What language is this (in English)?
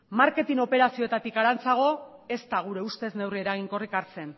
Basque